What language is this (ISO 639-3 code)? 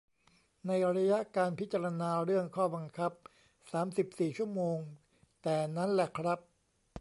tha